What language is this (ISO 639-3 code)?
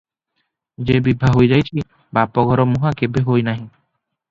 ori